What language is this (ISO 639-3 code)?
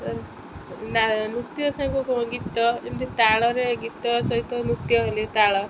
ori